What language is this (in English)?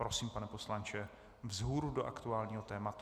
Czech